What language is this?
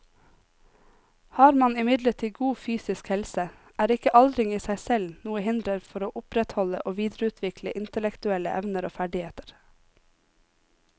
Norwegian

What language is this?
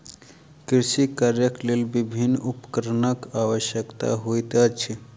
Maithili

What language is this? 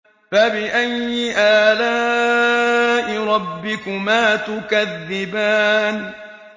Arabic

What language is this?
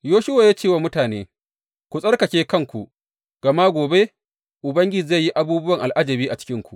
Hausa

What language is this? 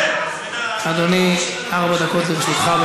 Hebrew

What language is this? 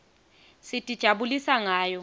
Swati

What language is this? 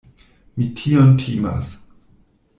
Esperanto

